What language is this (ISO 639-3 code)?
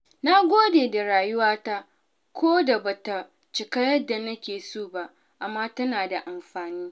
hau